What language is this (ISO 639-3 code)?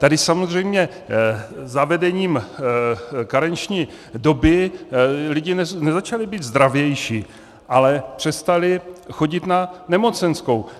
ces